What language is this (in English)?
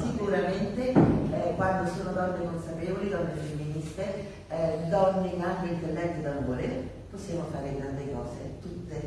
Italian